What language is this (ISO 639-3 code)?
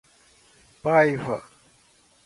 por